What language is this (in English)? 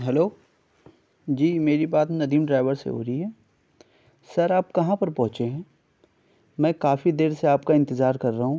Urdu